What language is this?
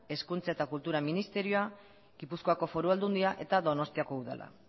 Basque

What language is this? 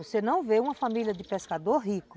Portuguese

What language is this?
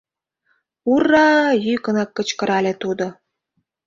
Mari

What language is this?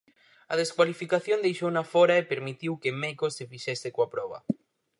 Galician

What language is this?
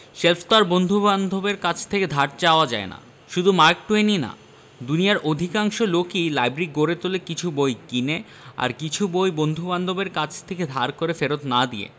Bangla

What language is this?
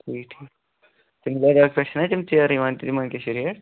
Kashmiri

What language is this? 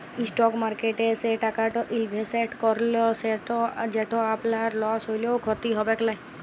Bangla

